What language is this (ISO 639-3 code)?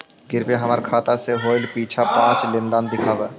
mag